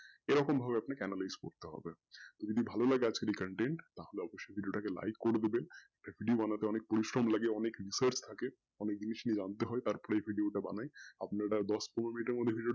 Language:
Bangla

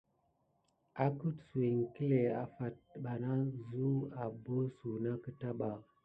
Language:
Gidar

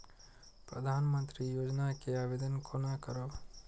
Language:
Maithili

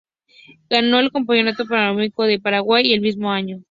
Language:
Spanish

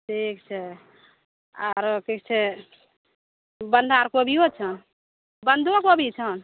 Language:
Maithili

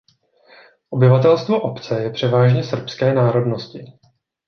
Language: Czech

